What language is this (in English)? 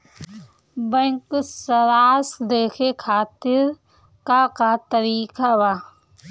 Bhojpuri